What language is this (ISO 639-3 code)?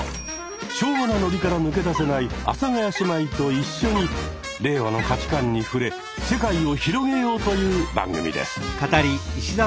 jpn